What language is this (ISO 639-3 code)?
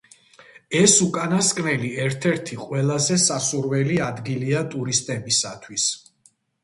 kat